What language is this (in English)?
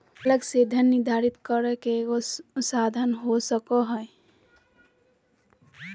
Magahi